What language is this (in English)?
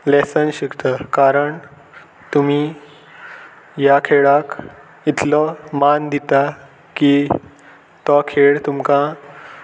Konkani